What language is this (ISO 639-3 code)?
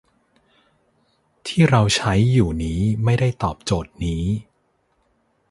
tha